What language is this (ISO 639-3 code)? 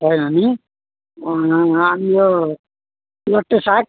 nep